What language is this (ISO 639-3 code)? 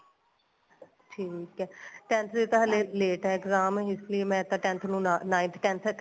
pan